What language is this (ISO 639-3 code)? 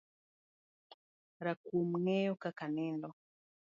luo